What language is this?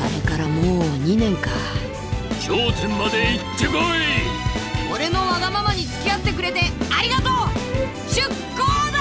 Japanese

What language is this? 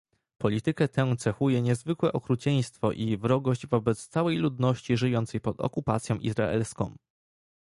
Polish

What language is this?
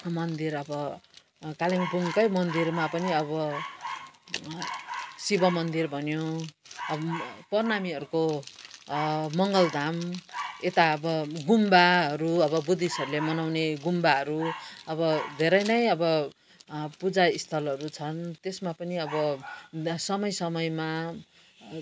Nepali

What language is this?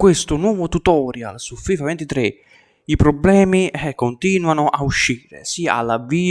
Italian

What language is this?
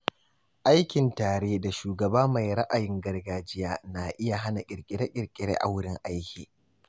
Hausa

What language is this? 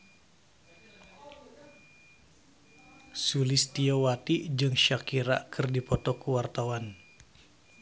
Sundanese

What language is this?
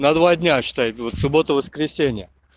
Russian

